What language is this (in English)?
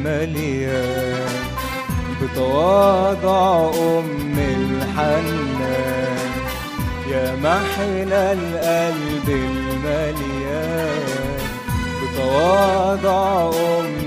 Arabic